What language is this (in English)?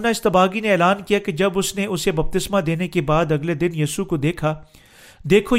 Urdu